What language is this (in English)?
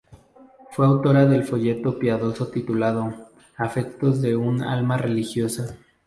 Spanish